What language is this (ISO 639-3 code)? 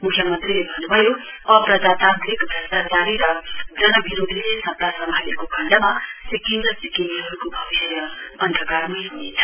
nep